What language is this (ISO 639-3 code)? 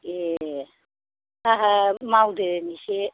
brx